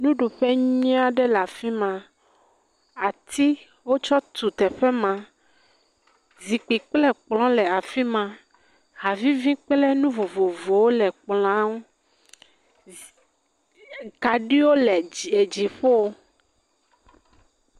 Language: Ewe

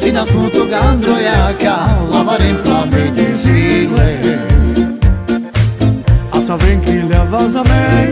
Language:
Romanian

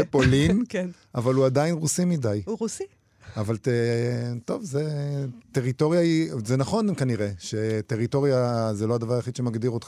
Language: Hebrew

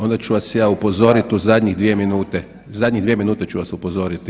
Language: Croatian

